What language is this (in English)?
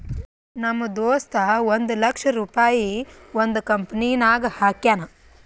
Kannada